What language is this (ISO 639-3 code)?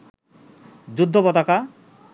ben